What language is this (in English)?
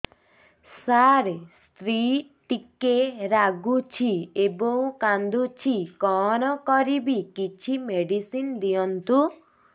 Odia